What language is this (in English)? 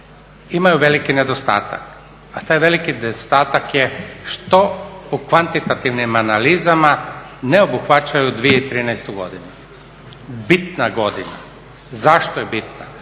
Croatian